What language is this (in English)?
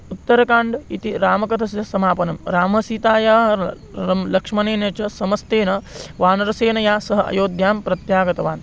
Sanskrit